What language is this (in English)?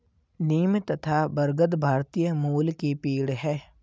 Hindi